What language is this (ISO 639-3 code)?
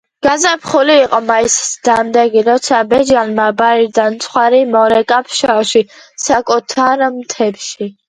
kat